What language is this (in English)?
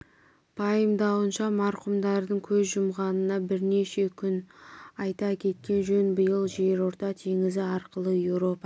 Kazakh